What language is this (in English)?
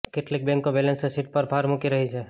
Gujarati